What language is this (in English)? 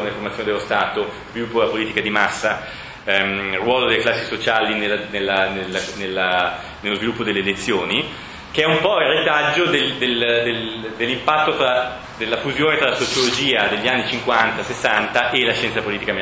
Italian